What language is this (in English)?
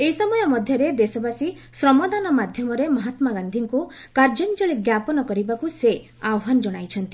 Odia